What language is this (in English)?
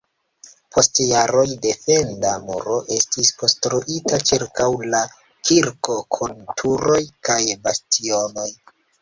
Esperanto